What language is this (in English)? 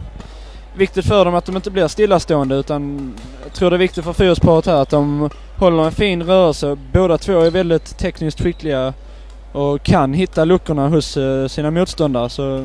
Swedish